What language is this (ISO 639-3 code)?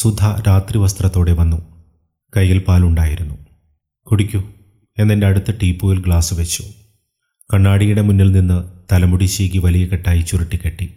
mal